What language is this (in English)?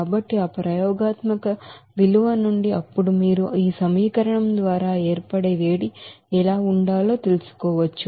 Telugu